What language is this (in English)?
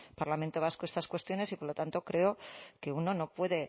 Spanish